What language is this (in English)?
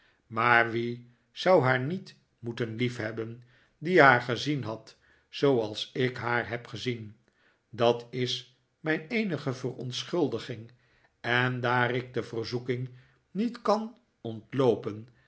Dutch